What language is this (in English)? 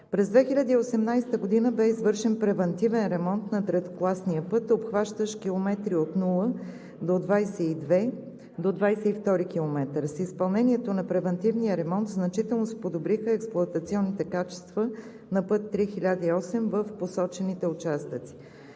Bulgarian